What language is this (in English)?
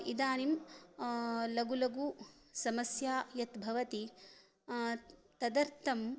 Sanskrit